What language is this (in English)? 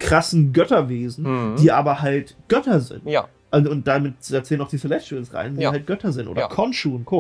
German